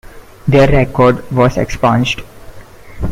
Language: English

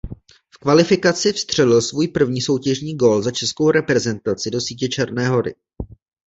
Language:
Czech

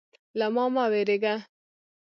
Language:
Pashto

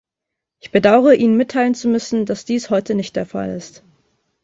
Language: German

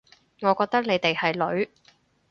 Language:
Cantonese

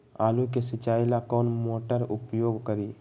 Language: Magahi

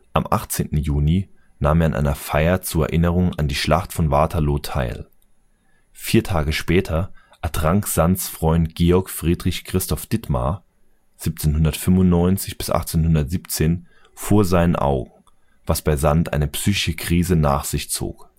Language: German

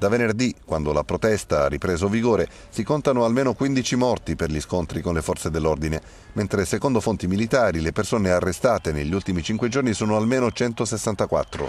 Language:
Italian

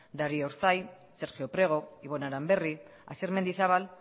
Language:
Basque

